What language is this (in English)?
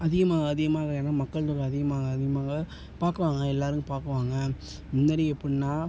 Tamil